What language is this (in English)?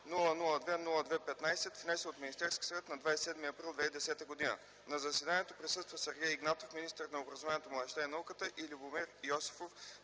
Bulgarian